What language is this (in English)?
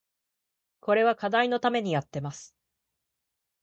Japanese